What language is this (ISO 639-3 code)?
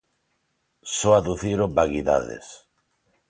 glg